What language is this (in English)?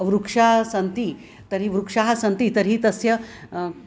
Sanskrit